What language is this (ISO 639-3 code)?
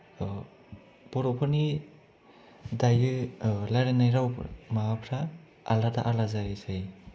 brx